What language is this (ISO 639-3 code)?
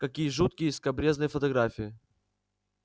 rus